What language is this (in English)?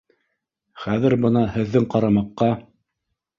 Bashkir